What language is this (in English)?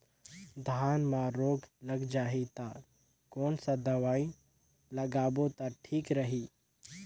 Chhattisgarhi